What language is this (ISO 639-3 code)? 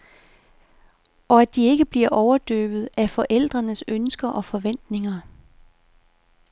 dan